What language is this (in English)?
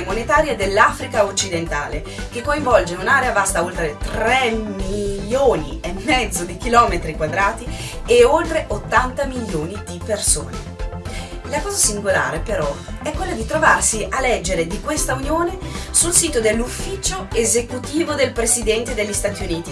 Italian